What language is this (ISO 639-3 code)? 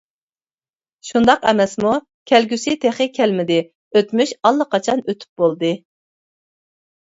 uig